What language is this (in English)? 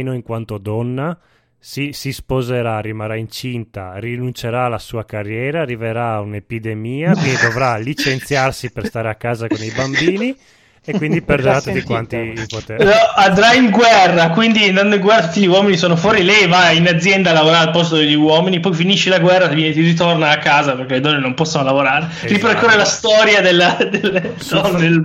Italian